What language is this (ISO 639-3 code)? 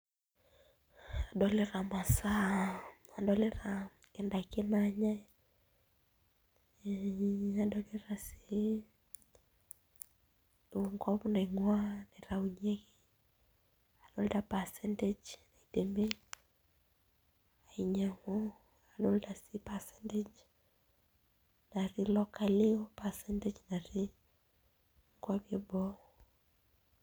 mas